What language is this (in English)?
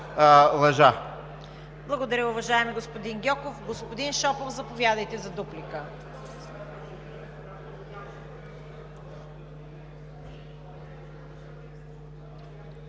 Bulgarian